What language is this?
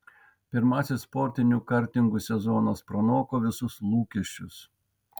Lithuanian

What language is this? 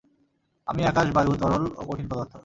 Bangla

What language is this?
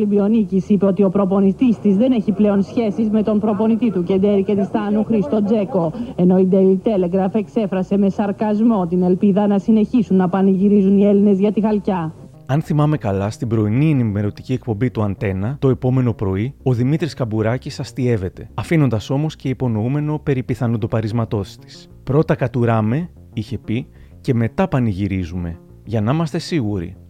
Greek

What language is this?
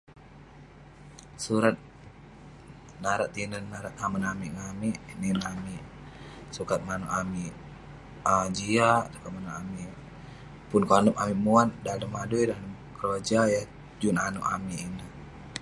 Western Penan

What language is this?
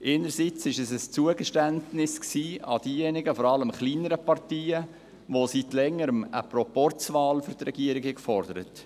Swiss German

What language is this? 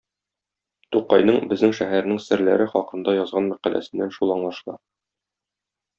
Tatar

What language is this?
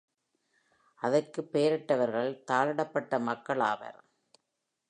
Tamil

